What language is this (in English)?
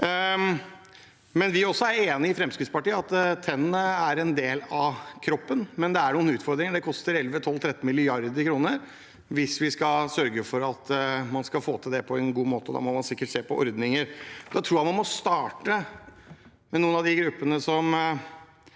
Norwegian